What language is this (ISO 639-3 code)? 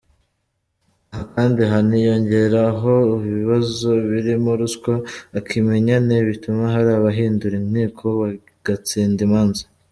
kin